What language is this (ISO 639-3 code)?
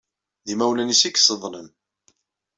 kab